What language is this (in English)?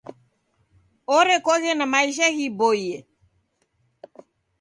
Taita